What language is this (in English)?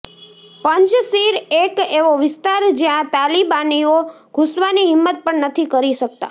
Gujarati